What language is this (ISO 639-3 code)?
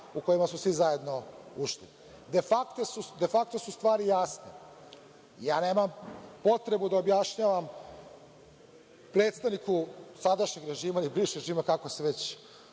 srp